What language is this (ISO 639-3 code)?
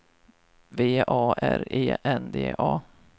swe